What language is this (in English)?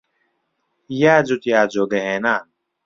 Central Kurdish